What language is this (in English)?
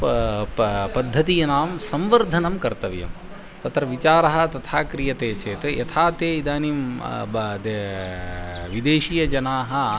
Sanskrit